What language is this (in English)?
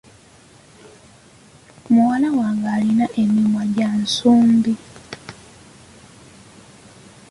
Ganda